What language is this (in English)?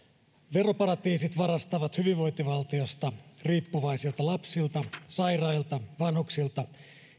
Finnish